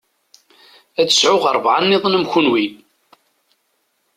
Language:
Kabyle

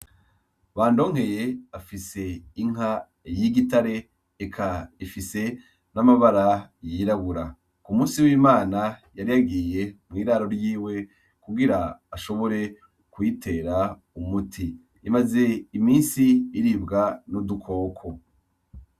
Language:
Rundi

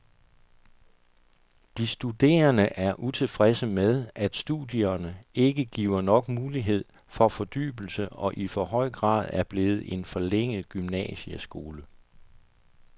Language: Danish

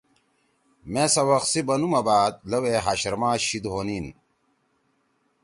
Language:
Torwali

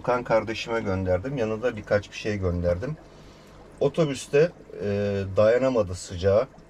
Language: Turkish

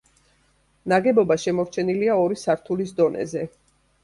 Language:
Georgian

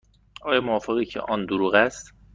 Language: Persian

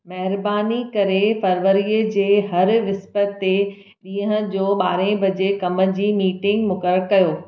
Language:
Sindhi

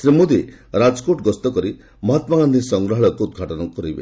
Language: Odia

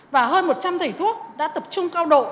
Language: Vietnamese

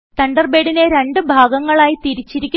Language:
Malayalam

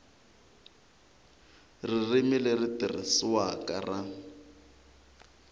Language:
Tsonga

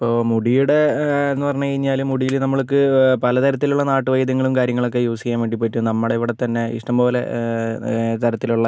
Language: Malayalam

